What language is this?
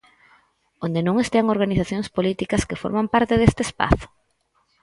Galician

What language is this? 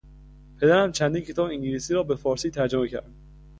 Persian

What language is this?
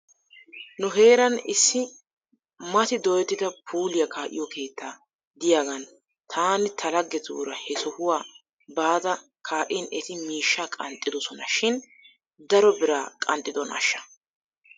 Wolaytta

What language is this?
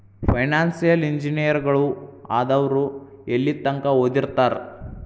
Kannada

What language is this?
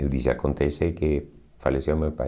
Portuguese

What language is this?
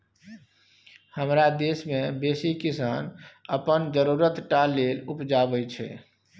Maithili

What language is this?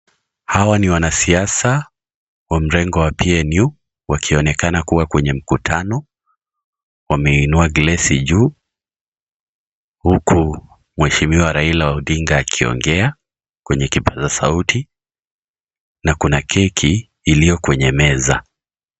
Swahili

